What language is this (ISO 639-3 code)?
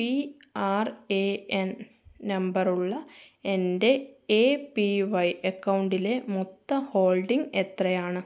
mal